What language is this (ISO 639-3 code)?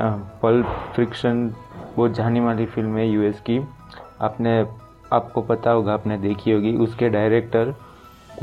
hin